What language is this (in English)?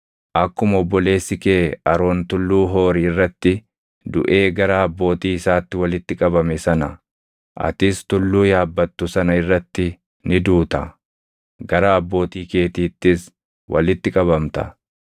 Oromo